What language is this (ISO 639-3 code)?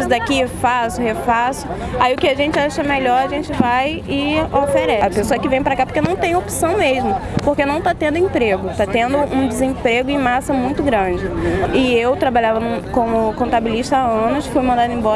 por